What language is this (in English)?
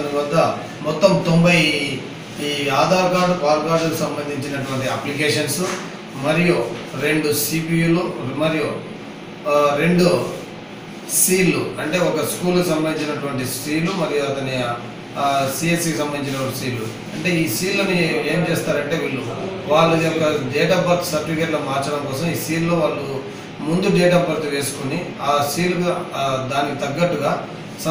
Romanian